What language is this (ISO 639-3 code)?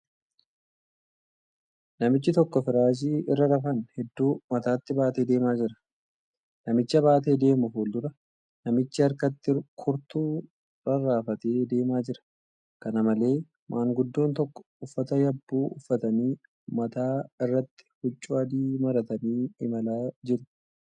orm